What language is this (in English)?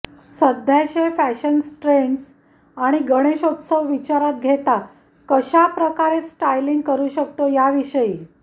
Marathi